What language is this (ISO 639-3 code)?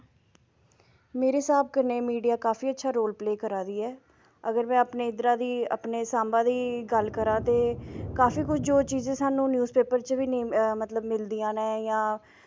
doi